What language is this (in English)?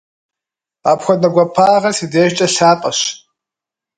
Kabardian